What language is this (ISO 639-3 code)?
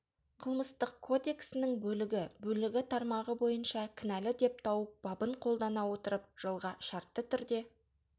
kaz